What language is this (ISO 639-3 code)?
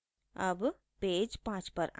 hin